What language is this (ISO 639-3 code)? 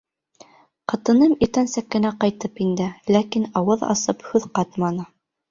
bak